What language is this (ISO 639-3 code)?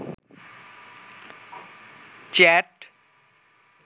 ben